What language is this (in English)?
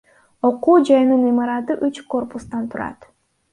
Kyrgyz